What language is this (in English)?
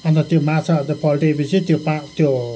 Nepali